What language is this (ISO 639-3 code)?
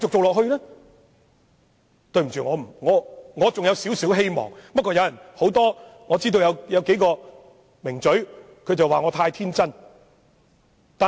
yue